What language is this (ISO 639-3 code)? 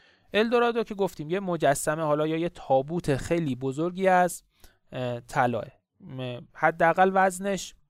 fas